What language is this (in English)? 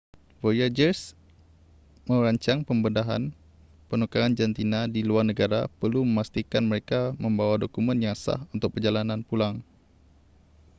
Malay